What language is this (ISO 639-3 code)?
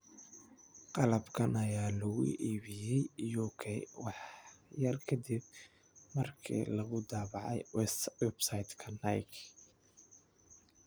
som